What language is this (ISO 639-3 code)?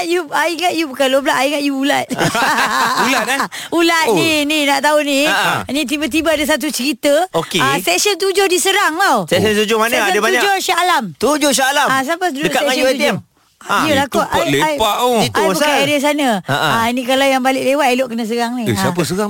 msa